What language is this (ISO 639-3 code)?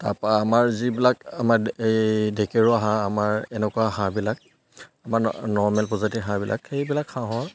asm